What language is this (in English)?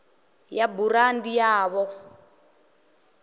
Venda